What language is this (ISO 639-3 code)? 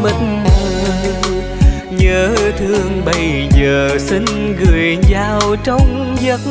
vie